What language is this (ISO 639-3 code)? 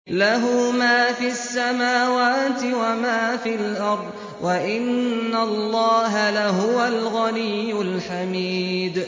ara